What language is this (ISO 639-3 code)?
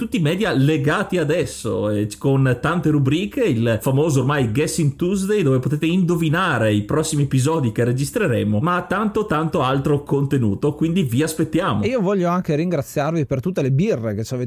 ita